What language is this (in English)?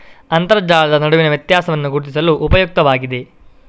Kannada